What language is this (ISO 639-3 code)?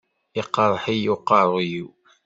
kab